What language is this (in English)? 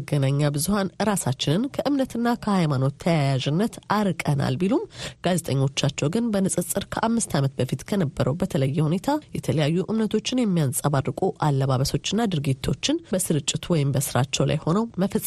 Amharic